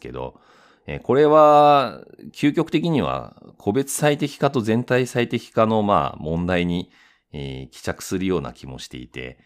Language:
Japanese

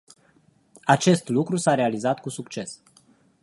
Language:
Romanian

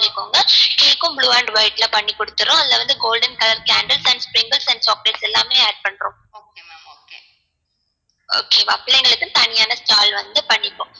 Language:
Tamil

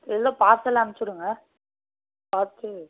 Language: Tamil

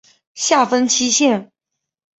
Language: Chinese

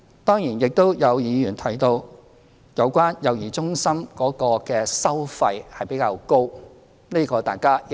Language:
Cantonese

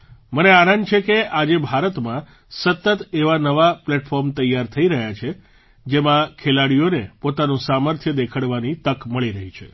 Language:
Gujarati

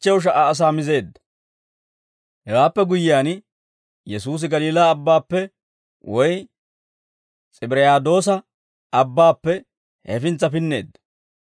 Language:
Dawro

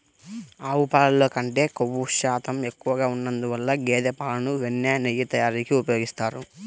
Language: Telugu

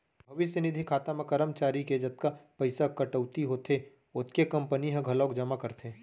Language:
Chhattisgarhi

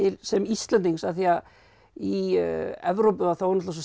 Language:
Icelandic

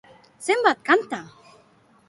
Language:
Basque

